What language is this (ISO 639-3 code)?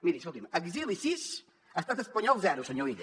cat